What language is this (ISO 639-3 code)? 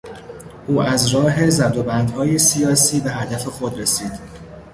fas